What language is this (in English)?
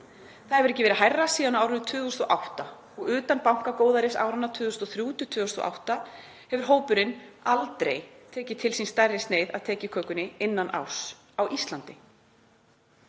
Icelandic